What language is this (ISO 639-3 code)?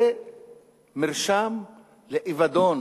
heb